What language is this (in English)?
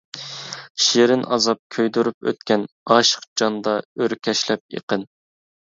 Uyghur